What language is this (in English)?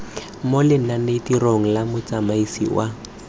Tswana